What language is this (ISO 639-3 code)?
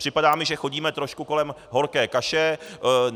ces